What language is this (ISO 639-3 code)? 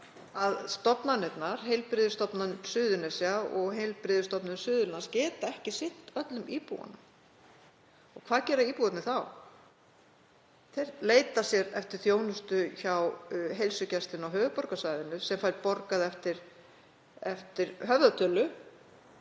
isl